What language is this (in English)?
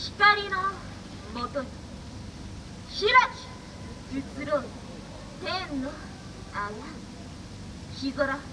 Japanese